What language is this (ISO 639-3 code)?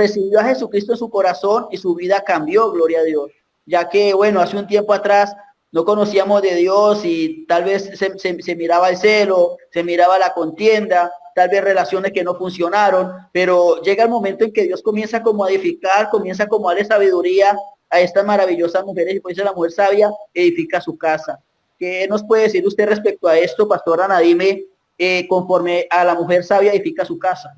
spa